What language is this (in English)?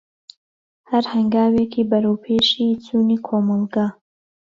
Central Kurdish